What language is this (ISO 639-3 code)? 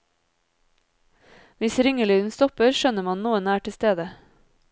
nor